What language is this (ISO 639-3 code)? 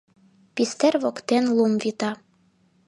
chm